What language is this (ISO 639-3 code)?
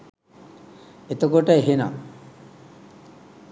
sin